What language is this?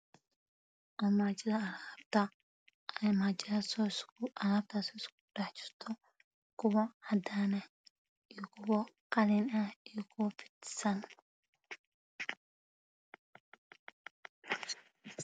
Somali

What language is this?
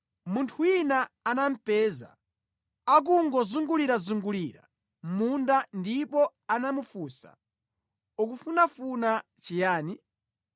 Nyanja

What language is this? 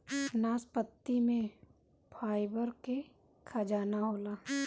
Bhojpuri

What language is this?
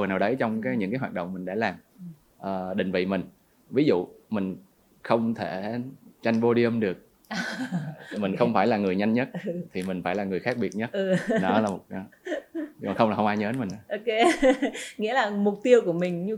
Vietnamese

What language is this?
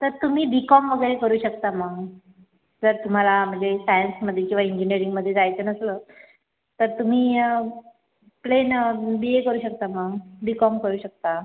Marathi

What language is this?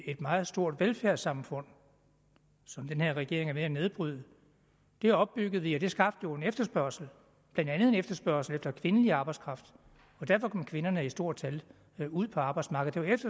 Danish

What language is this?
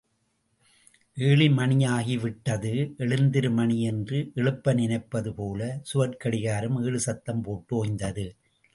Tamil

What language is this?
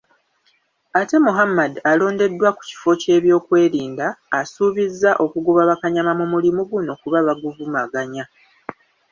Ganda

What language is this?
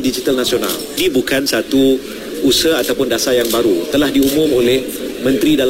Malay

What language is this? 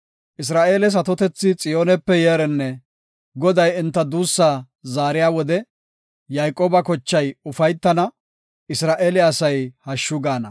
Gofa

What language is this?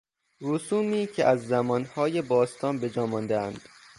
Persian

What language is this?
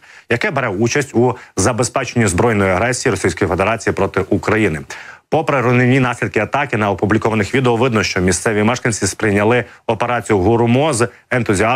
Ukrainian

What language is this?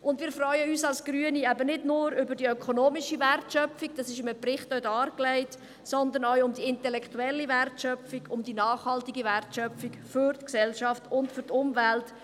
Swiss German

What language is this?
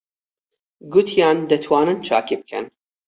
Central Kurdish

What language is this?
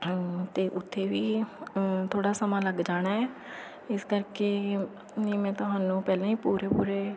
Punjabi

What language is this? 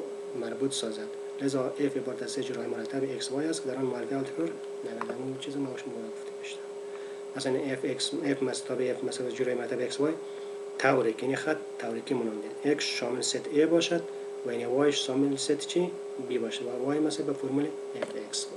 Persian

